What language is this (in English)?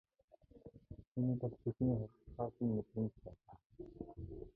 Mongolian